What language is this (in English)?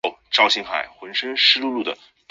Chinese